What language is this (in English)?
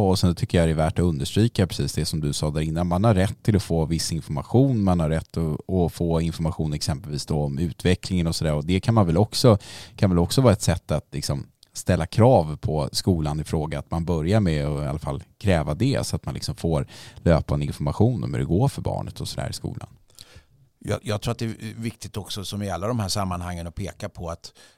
Swedish